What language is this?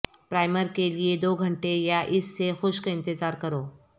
Urdu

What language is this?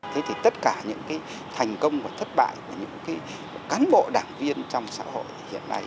Vietnamese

